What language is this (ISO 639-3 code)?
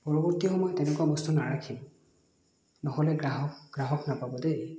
asm